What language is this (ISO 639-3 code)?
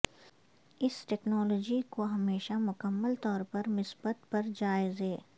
urd